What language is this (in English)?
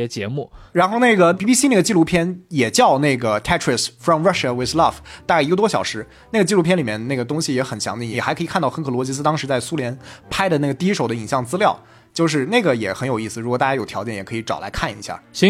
Chinese